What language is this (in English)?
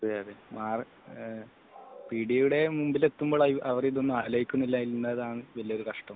Malayalam